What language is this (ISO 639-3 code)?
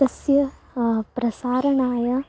san